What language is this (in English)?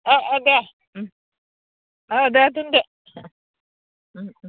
Bodo